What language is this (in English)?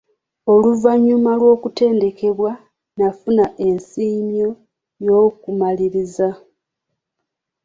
Ganda